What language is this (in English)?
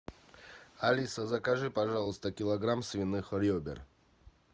Russian